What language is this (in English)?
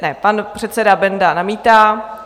Czech